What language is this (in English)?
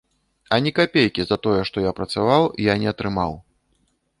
Belarusian